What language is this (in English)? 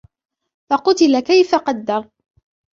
Arabic